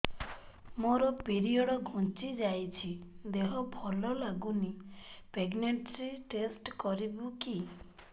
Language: Odia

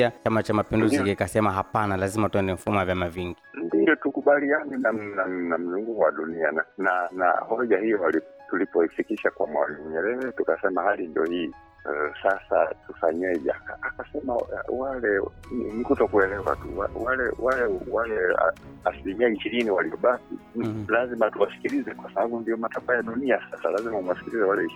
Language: Swahili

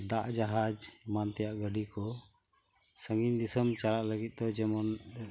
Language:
Santali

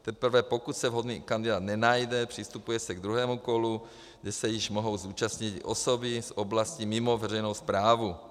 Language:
Czech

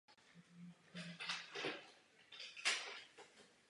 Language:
Czech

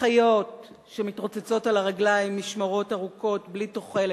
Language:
Hebrew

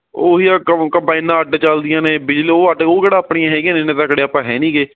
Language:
Punjabi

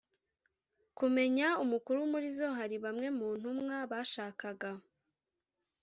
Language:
Kinyarwanda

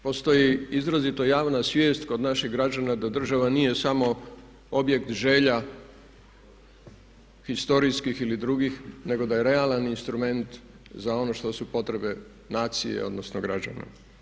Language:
Croatian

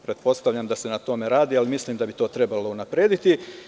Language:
Serbian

